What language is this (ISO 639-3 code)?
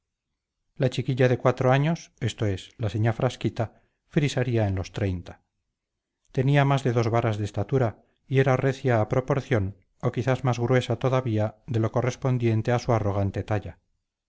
spa